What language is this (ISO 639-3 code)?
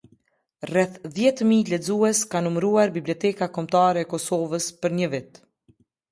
sqi